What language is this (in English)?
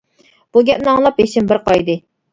Uyghur